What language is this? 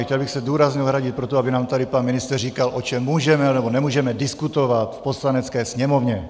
Czech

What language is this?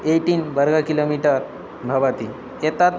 Sanskrit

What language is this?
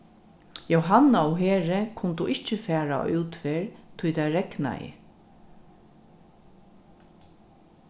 Faroese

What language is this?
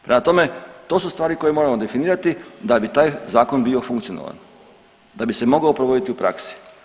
Croatian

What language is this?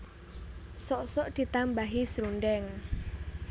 Javanese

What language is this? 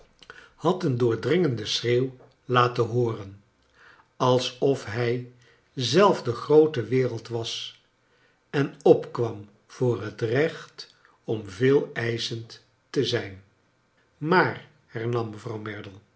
Dutch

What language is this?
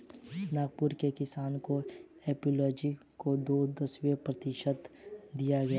Hindi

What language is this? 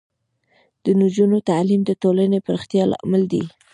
Pashto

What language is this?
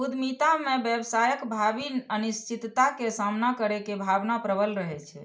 Maithili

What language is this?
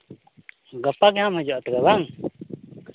Santali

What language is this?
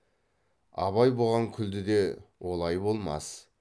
Kazakh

